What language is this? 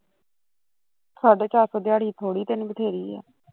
Punjabi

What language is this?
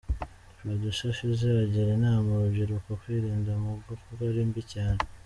Kinyarwanda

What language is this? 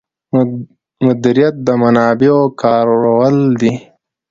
Pashto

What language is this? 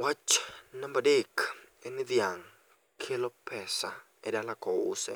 Luo (Kenya and Tanzania)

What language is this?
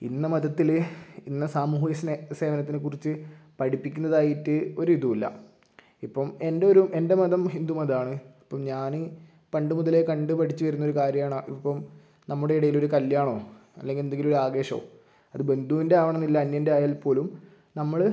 Malayalam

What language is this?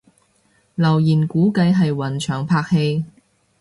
Cantonese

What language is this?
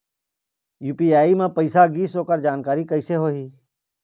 Chhattisgarhi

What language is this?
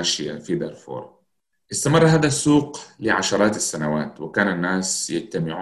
Arabic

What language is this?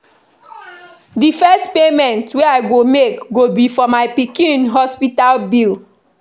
Nigerian Pidgin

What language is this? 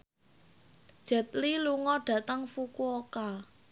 Javanese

